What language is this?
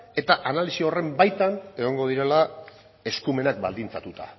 Basque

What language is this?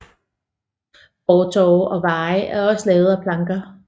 Danish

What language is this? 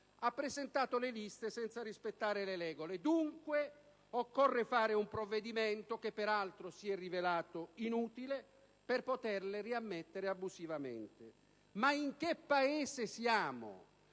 Italian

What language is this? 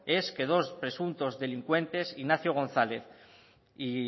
Spanish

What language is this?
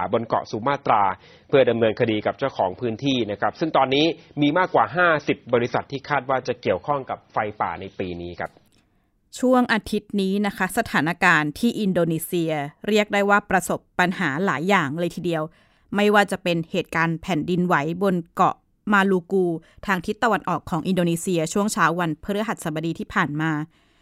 Thai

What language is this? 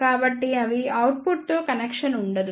Telugu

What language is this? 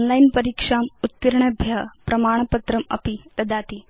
Sanskrit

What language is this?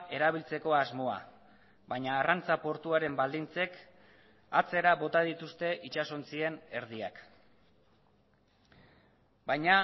Basque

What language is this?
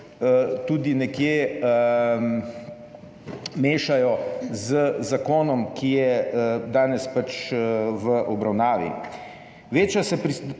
Slovenian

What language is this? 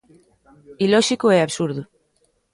Galician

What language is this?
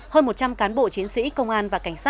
Vietnamese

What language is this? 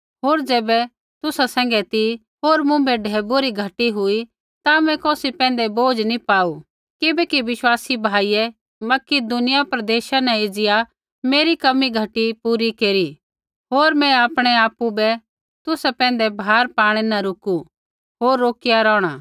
Kullu Pahari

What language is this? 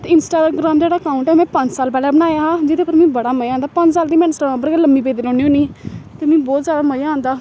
Dogri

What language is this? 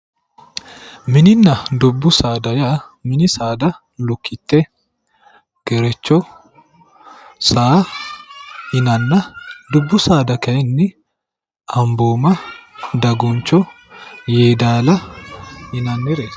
Sidamo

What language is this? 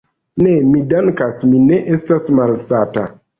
Esperanto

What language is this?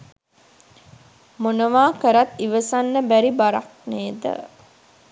Sinhala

